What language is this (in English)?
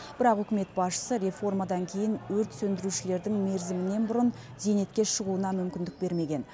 Kazakh